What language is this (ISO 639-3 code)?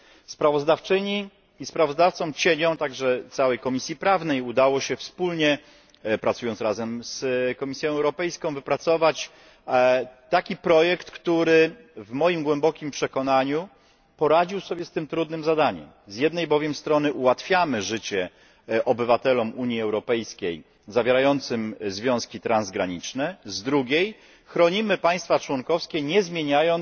pol